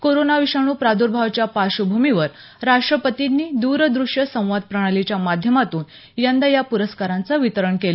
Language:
Marathi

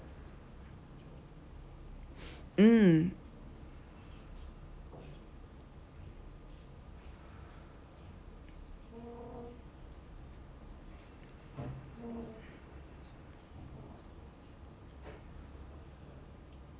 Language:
English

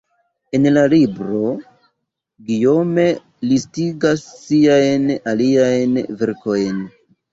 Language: Esperanto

